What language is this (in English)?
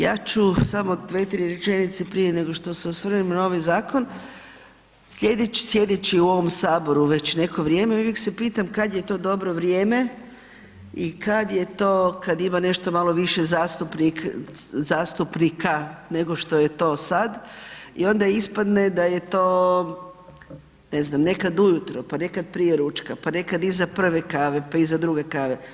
Croatian